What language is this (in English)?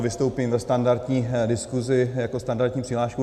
Czech